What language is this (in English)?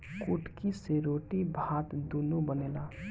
Bhojpuri